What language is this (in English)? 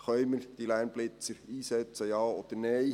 Swiss German